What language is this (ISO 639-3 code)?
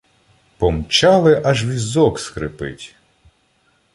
ukr